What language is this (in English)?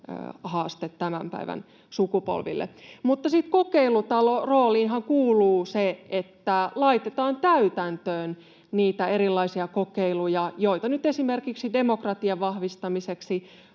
Finnish